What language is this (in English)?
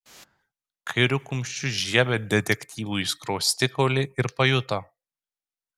Lithuanian